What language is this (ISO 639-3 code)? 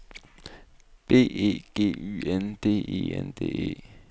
dan